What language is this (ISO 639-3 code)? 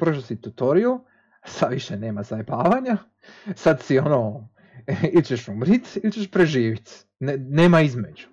hrv